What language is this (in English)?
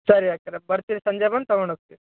Kannada